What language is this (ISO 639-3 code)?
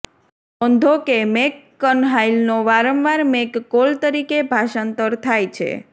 guj